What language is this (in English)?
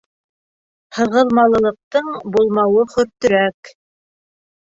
Bashkir